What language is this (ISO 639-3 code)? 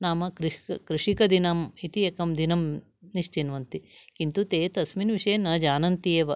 san